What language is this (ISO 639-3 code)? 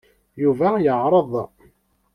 kab